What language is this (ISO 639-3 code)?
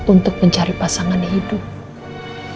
ind